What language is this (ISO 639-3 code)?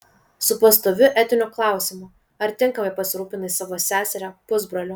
lit